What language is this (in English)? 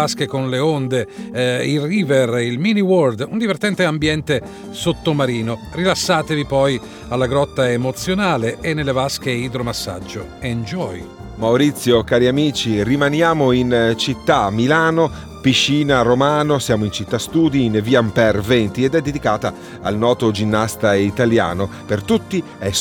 Italian